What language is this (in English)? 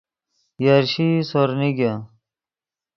Yidgha